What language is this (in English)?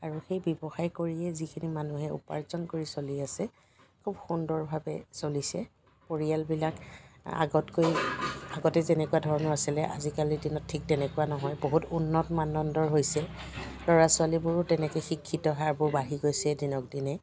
Assamese